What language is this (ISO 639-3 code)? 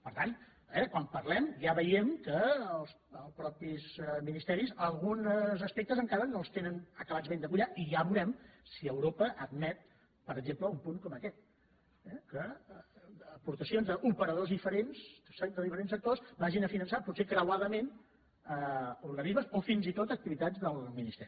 cat